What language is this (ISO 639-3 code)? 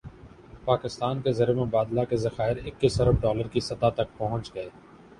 urd